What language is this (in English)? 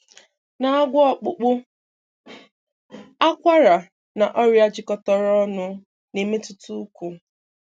Igbo